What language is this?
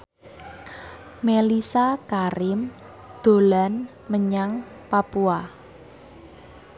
Javanese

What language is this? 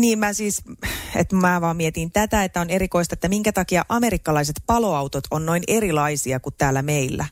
Finnish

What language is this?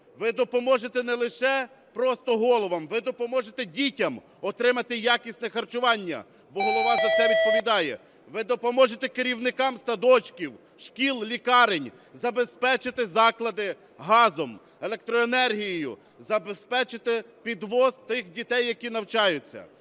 Ukrainian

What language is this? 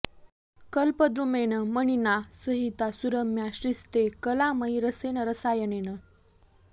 Sanskrit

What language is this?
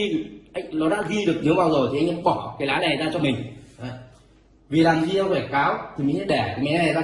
Vietnamese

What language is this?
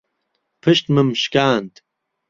Central Kurdish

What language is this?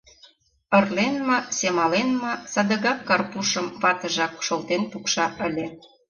Mari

